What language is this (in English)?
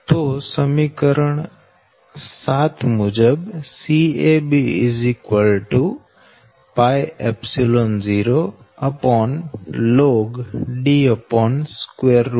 Gujarati